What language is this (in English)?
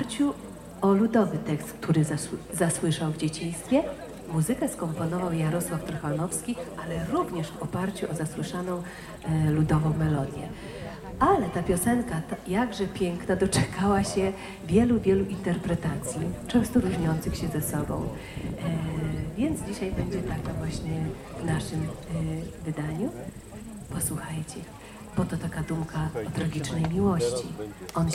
Polish